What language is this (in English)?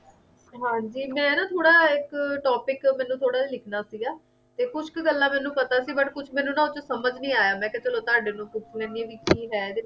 Punjabi